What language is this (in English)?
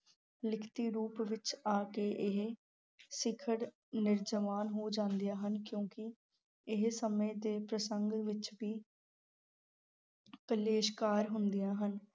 Punjabi